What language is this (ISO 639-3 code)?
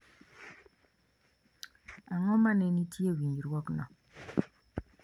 luo